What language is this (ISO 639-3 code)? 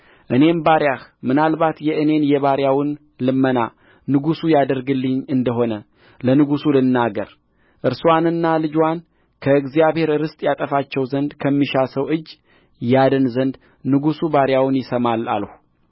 amh